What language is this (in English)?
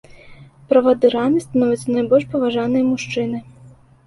Belarusian